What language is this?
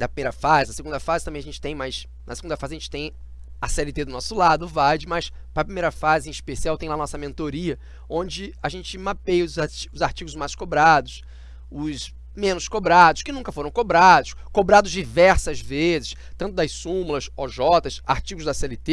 Portuguese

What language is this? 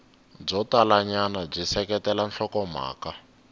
Tsonga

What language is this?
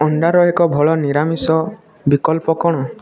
Odia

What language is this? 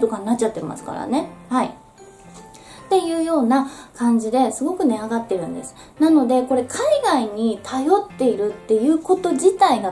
Japanese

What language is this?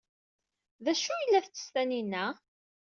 Kabyle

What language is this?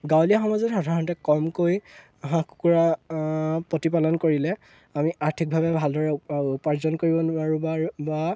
Assamese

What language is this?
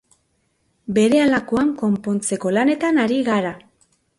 Basque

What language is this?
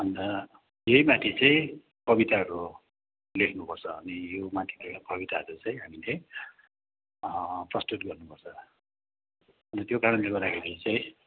Nepali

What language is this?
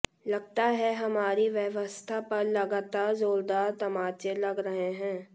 Hindi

